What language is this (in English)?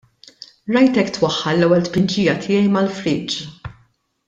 Maltese